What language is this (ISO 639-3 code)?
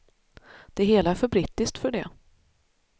swe